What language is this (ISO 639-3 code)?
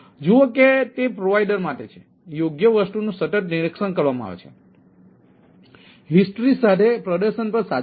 guj